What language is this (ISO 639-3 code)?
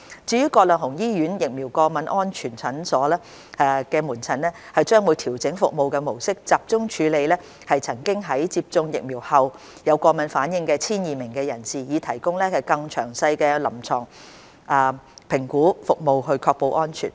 yue